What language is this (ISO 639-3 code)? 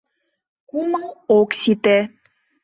chm